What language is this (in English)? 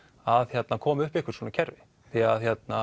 Icelandic